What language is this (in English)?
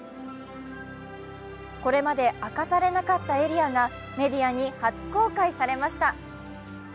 Japanese